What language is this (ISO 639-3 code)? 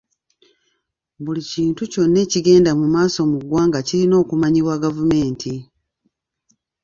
lug